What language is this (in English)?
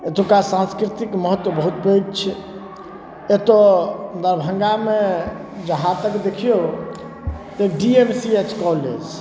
Maithili